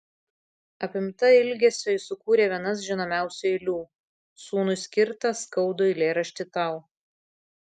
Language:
Lithuanian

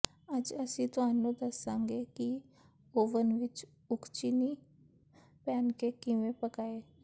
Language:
Punjabi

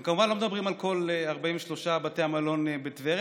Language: Hebrew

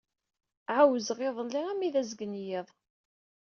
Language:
Kabyle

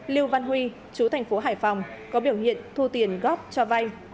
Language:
Vietnamese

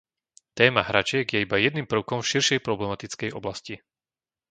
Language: Slovak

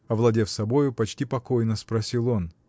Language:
Russian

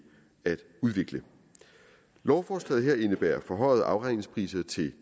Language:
Danish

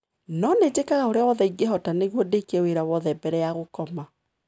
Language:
Kikuyu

